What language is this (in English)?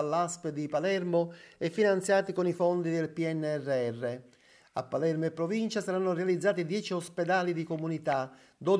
Italian